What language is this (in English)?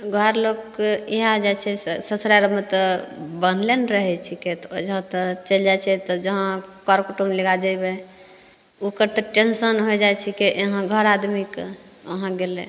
Maithili